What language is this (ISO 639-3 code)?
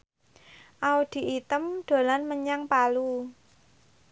jav